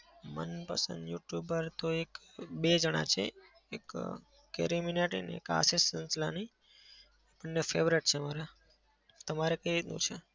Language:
Gujarati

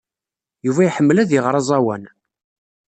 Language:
Kabyle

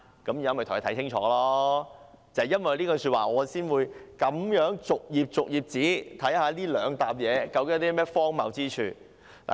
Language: Cantonese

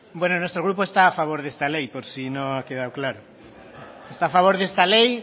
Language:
Spanish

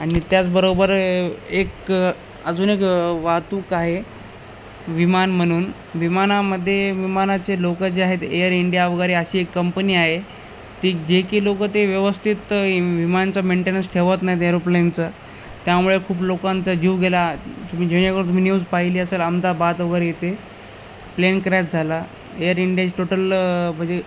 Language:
Marathi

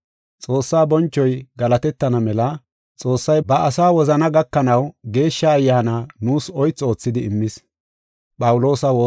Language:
Gofa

